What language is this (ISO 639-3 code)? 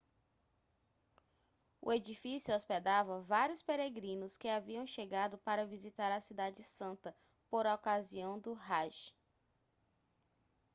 por